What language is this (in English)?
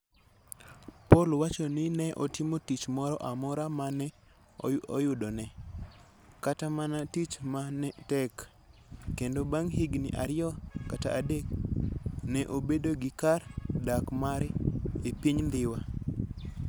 Luo (Kenya and Tanzania)